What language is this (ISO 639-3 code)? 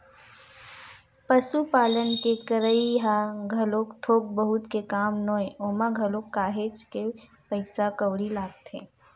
hne